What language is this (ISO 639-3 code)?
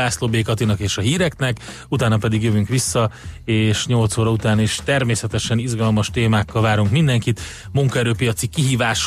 hun